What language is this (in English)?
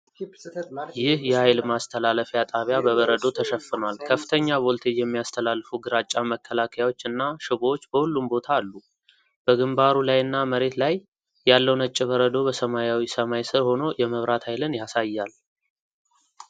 Amharic